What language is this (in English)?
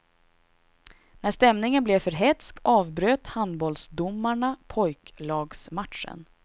Swedish